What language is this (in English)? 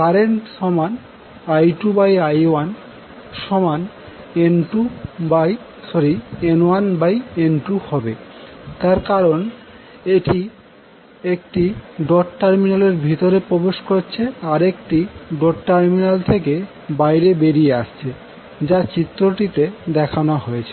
Bangla